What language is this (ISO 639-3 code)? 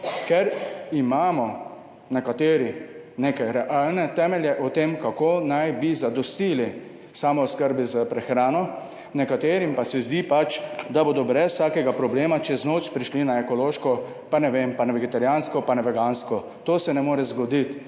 slv